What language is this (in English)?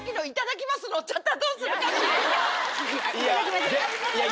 Japanese